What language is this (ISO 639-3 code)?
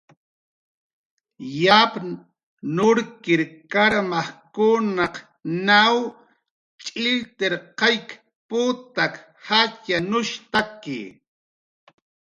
jqr